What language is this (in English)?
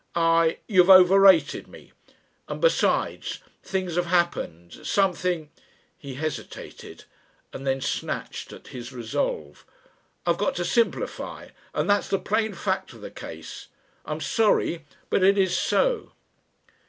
English